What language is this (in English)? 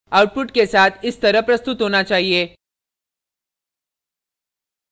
Hindi